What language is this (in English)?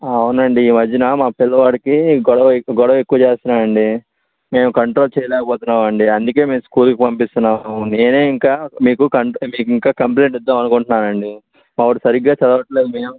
Telugu